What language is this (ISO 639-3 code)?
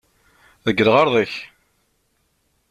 kab